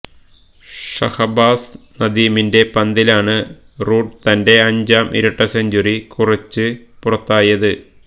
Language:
Malayalam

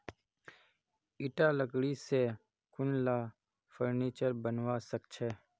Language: Magahi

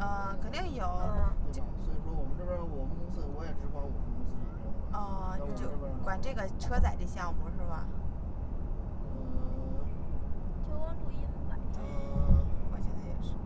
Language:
Chinese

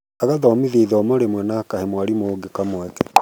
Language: Kikuyu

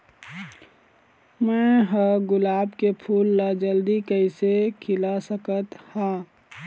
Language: Chhattisgarhi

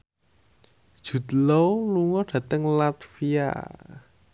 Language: Javanese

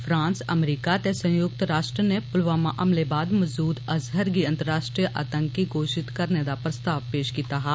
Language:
Dogri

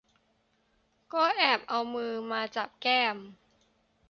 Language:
Thai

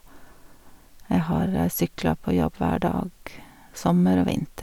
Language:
Norwegian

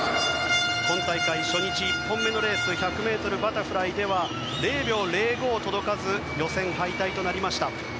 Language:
Japanese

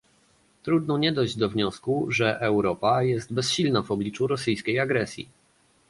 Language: Polish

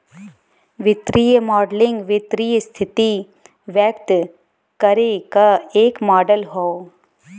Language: Bhojpuri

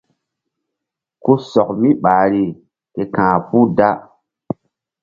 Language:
Mbum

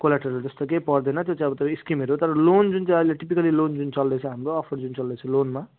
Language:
Nepali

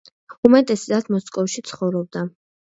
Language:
Georgian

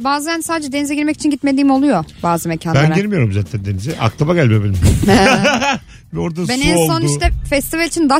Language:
Turkish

